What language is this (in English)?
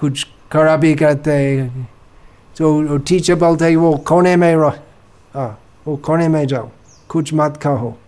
Hindi